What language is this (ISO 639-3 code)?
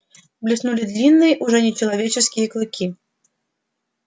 rus